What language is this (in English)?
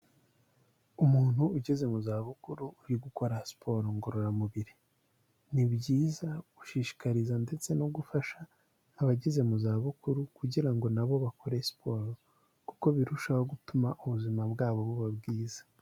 Kinyarwanda